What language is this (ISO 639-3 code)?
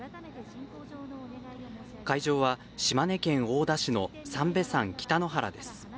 jpn